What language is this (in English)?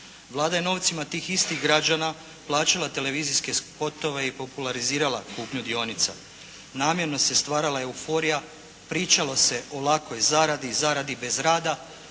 Croatian